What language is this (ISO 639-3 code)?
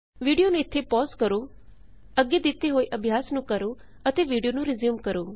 pan